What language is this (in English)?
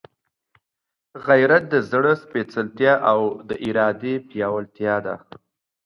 Pashto